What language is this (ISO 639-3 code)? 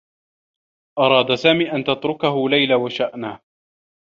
ara